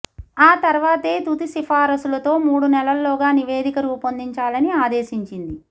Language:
Telugu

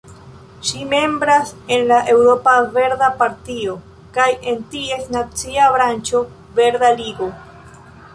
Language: Esperanto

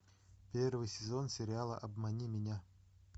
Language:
Russian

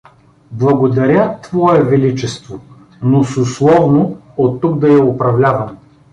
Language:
Bulgarian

